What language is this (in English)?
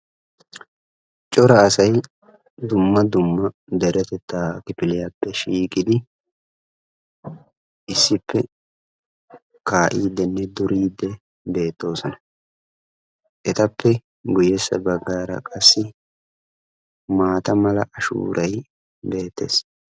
Wolaytta